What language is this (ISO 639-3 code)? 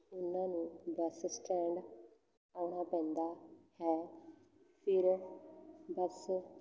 pan